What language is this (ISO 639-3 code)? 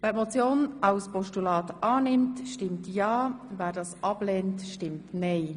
gsw